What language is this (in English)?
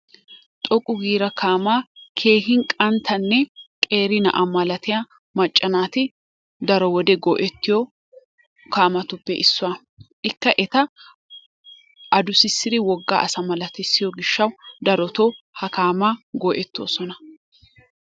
Wolaytta